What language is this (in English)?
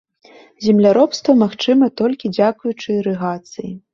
Belarusian